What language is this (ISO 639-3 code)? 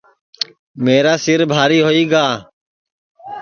ssi